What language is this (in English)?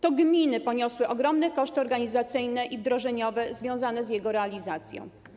Polish